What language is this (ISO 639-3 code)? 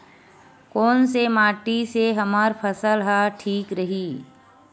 hne